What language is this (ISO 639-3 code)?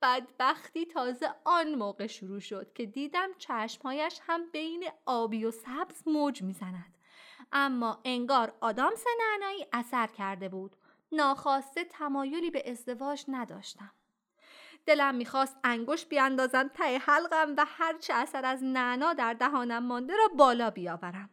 fas